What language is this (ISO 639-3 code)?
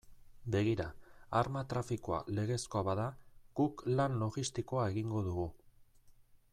eus